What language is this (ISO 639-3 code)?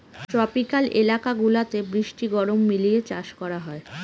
ben